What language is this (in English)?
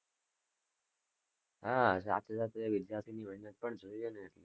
Gujarati